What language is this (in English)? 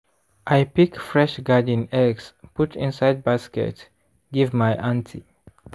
Nigerian Pidgin